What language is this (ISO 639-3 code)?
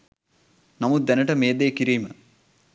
sin